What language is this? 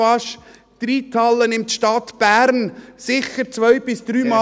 Swiss German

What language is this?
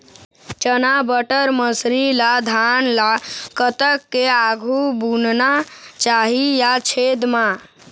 Chhattisgarhi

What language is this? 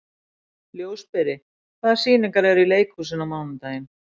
Icelandic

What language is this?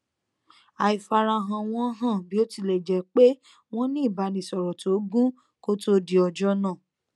Yoruba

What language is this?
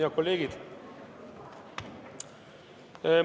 Estonian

